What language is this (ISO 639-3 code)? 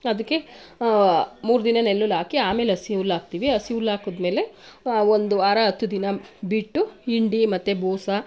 kan